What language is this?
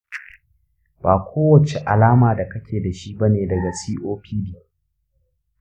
Hausa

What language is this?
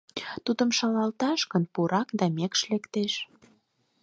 Mari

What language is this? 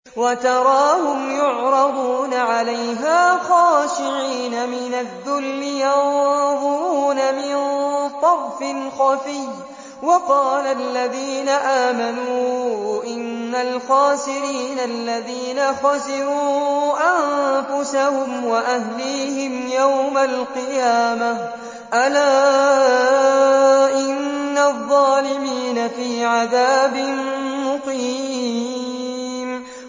Arabic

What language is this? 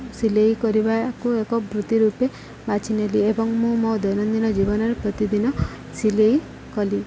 Odia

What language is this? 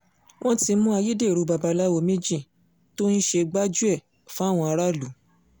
Yoruba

